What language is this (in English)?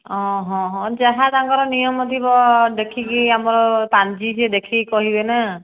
Odia